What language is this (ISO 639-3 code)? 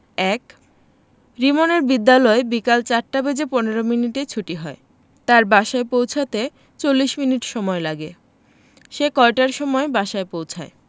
ben